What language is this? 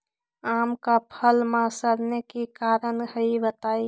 Magahi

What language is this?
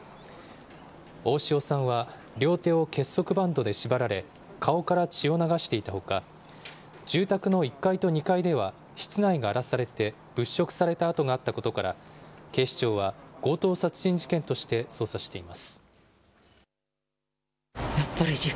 Japanese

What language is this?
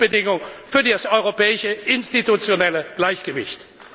German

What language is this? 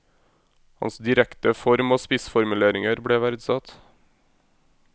Norwegian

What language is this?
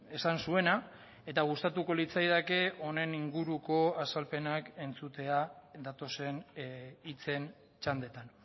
Basque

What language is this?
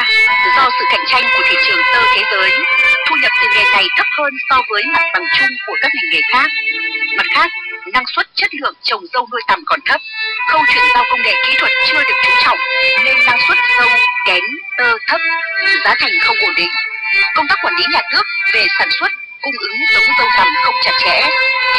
Vietnamese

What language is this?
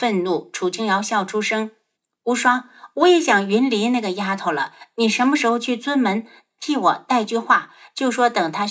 Chinese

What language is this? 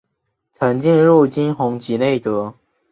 Chinese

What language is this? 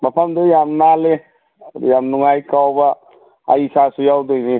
Manipuri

